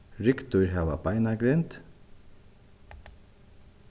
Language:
Faroese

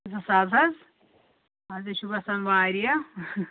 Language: Kashmiri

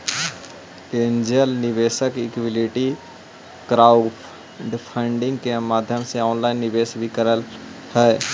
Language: Magahi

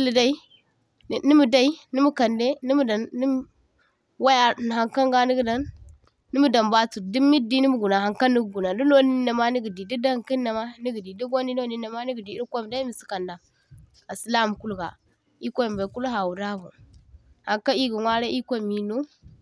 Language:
Zarma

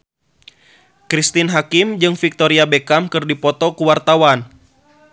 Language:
Sundanese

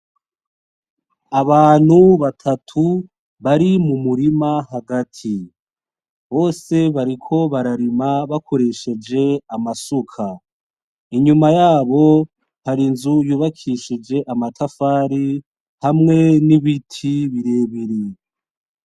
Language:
Rundi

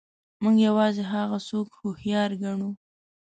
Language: Pashto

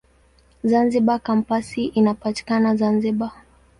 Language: Swahili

